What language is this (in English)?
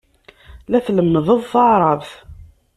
Kabyle